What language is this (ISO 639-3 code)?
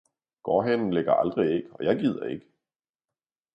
dan